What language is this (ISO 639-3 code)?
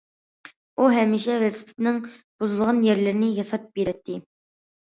uig